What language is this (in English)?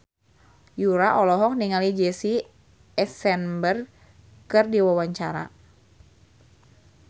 Sundanese